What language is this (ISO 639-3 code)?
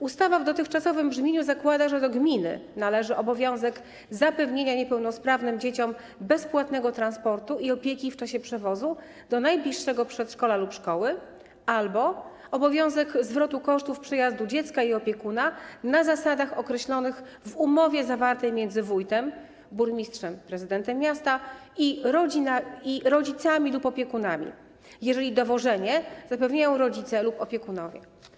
pol